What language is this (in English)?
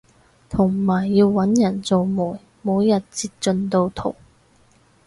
Cantonese